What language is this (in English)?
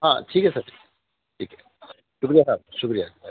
Urdu